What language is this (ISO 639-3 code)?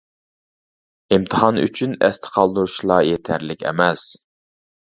uig